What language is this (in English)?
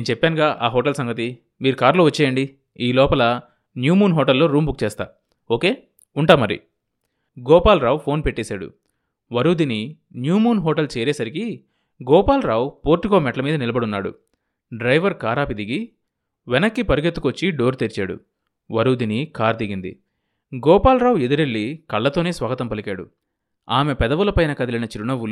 Telugu